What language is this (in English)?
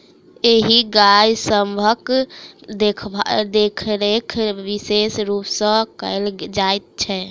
Maithili